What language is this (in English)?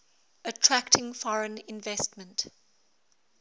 English